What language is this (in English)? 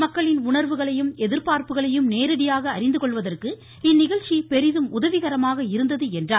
Tamil